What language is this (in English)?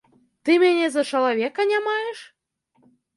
Belarusian